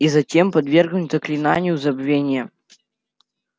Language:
Russian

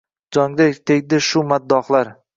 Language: Uzbek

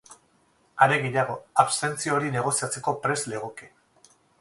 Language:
Basque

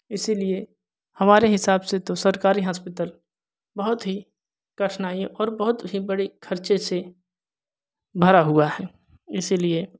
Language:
Hindi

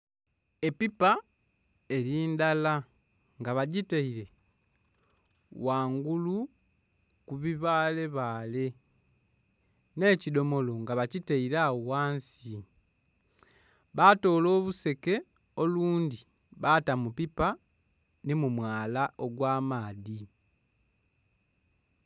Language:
Soga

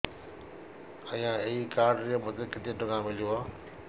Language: Odia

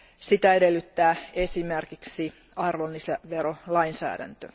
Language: Finnish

